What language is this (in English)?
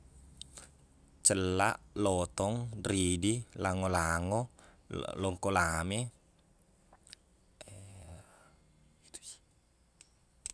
Buginese